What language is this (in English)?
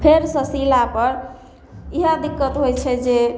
Maithili